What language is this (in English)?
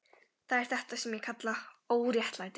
Icelandic